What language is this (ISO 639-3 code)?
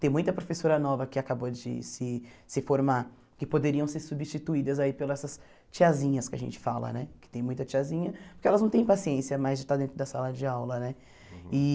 por